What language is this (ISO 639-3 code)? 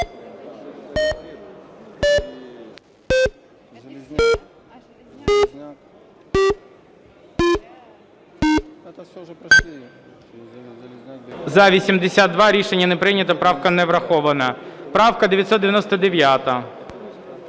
ukr